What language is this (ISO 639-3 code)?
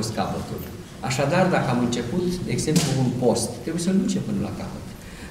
ron